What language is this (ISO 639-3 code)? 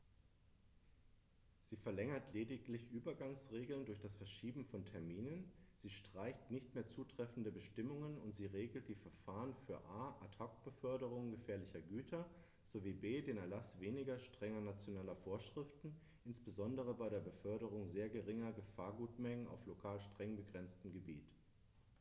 deu